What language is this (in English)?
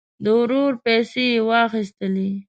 Pashto